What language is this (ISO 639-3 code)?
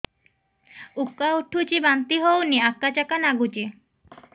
ori